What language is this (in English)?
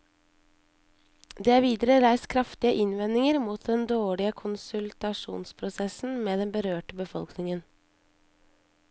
Norwegian